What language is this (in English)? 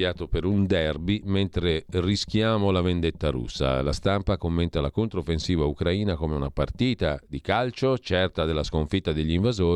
Italian